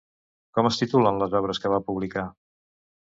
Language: Catalan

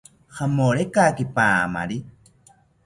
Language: South Ucayali Ashéninka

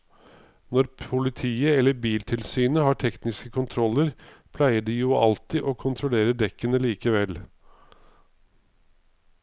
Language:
Norwegian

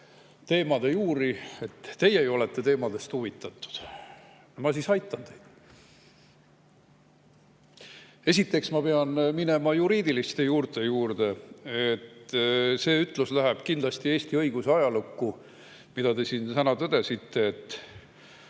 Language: Estonian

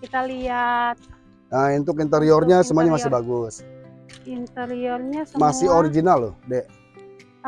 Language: Indonesian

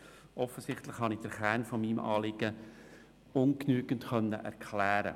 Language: Swiss German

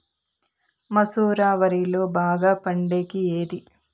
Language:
Telugu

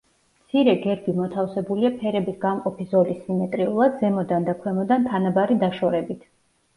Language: Georgian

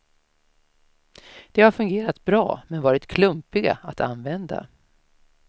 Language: Swedish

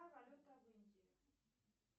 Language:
Russian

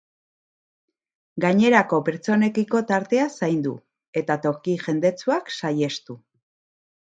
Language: Basque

